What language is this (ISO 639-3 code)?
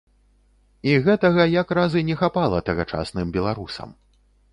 bel